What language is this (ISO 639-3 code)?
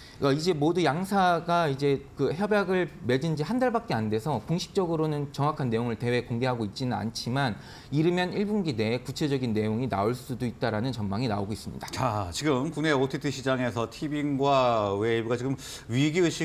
kor